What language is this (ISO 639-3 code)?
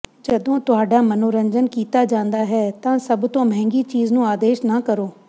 pan